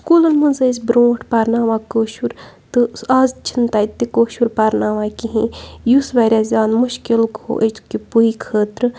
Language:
Kashmiri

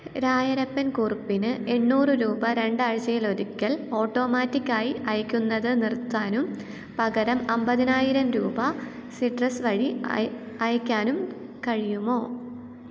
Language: Malayalam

